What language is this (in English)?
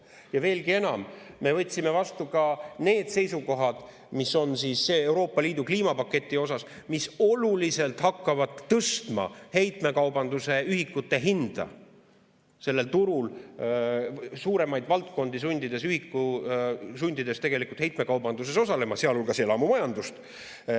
Estonian